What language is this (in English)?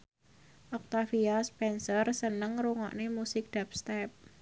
Javanese